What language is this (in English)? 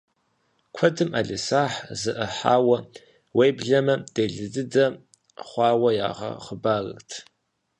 Kabardian